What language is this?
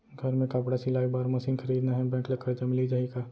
Chhattisgarhi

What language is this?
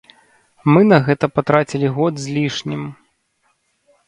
Belarusian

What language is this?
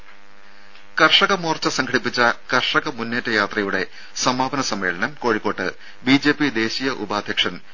Malayalam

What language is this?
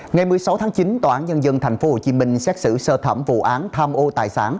Vietnamese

